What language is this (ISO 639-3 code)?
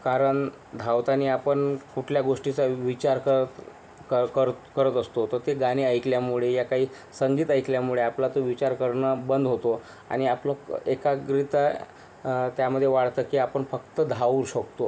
mar